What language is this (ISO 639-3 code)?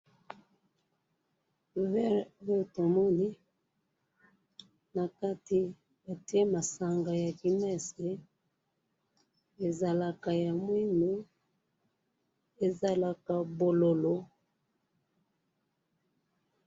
lin